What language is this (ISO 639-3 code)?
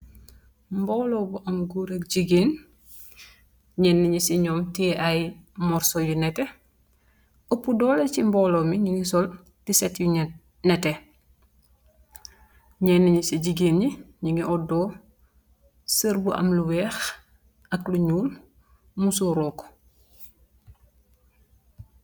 wol